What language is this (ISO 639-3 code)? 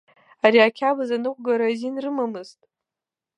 abk